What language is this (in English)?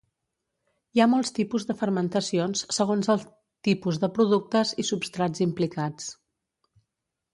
Catalan